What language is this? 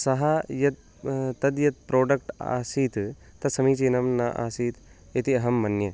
Sanskrit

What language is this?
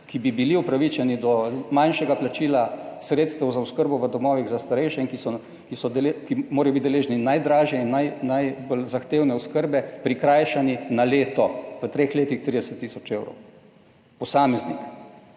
Slovenian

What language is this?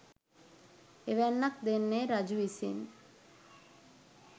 Sinhala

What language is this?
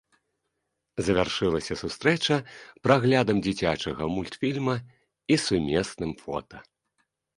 Belarusian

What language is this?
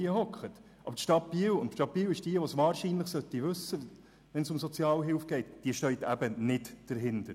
Swiss German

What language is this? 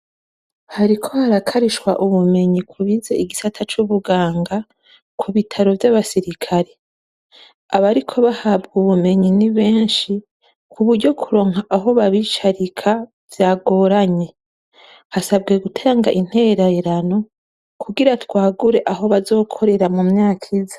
Rundi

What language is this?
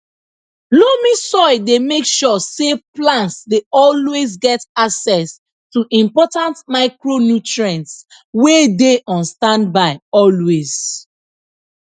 Nigerian Pidgin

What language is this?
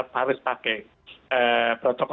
Indonesian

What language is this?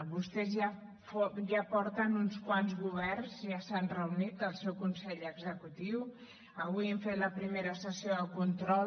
Catalan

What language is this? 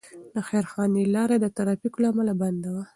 Pashto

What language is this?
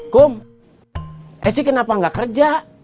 Indonesian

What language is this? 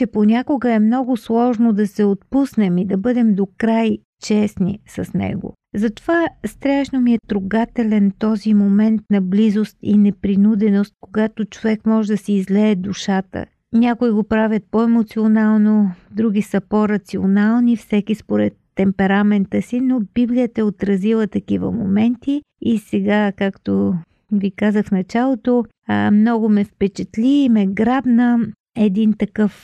Bulgarian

